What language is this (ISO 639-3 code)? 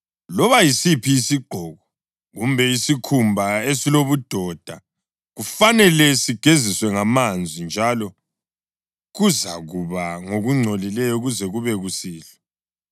nde